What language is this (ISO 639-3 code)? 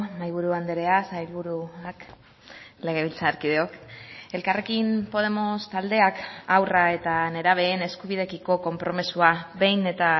eus